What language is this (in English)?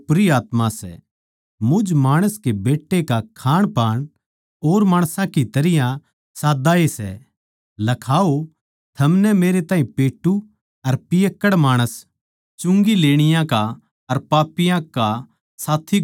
Haryanvi